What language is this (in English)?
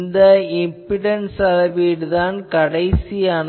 Tamil